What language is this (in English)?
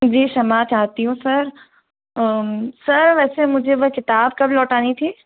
Hindi